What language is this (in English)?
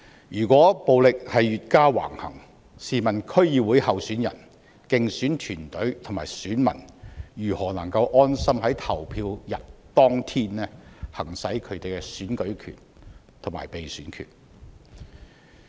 Cantonese